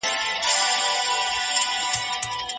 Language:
Pashto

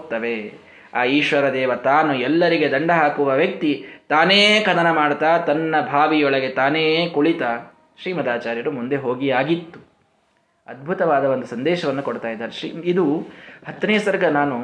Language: Kannada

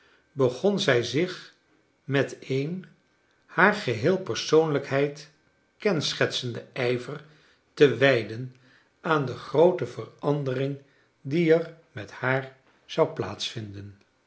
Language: Dutch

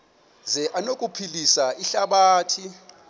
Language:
Xhosa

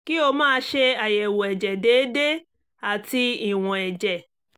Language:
Yoruba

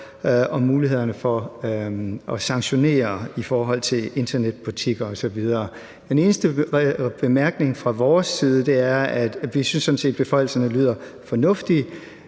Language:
Danish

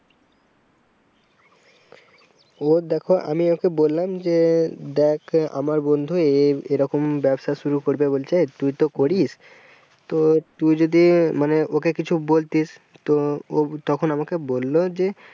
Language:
Bangla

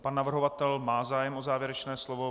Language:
Czech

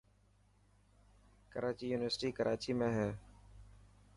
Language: Dhatki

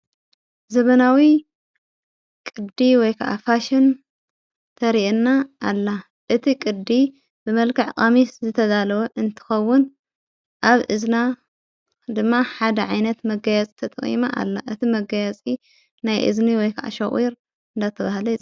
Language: Tigrinya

